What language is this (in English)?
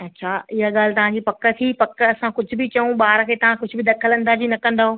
Sindhi